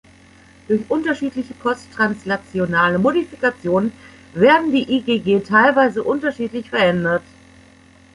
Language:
German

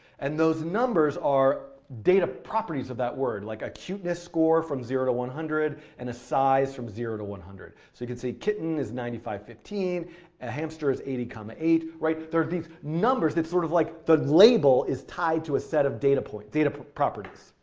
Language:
English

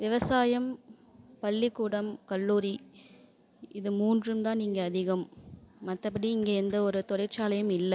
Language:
Tamil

